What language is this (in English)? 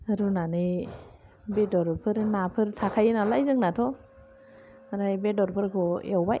Bodo